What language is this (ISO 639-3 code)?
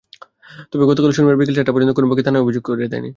ben